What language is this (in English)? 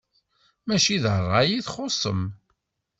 Kabyle